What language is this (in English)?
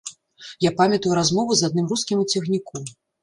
Belarusian